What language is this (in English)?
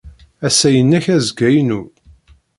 Kabyle